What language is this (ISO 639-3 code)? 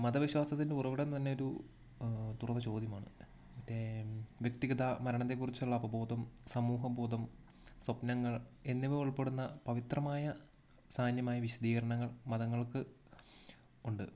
mal